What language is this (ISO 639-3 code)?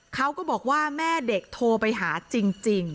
tha